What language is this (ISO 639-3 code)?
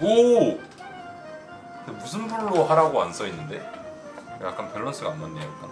kor